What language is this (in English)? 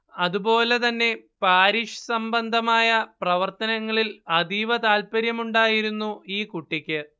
Malayalam